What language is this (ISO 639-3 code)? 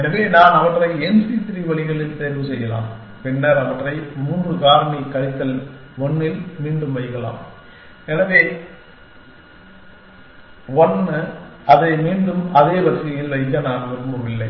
tam